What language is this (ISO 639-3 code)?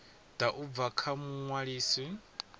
ven